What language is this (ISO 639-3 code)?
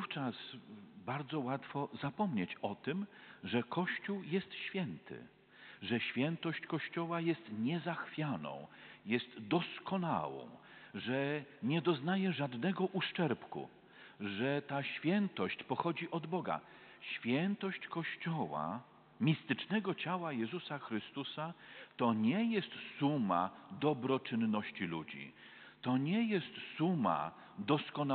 pol